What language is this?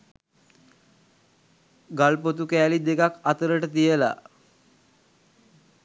Sinhala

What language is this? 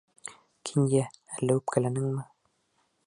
Bashkir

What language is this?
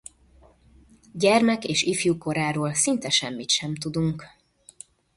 Hungarian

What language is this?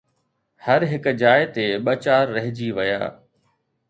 Sindhi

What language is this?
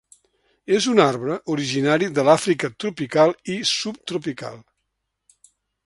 Catalan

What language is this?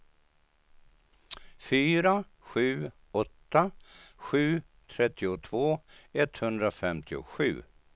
Swedish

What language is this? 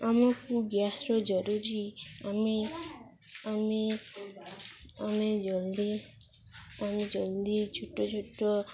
Odia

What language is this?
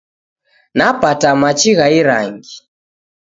Taita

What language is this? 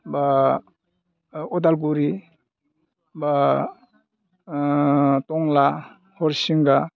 Bodo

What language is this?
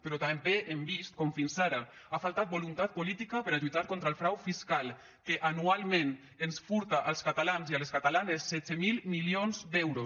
Catalan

